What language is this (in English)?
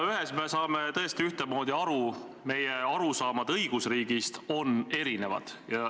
Estonian